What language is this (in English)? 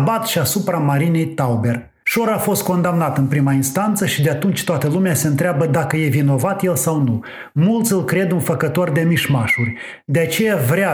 Romanian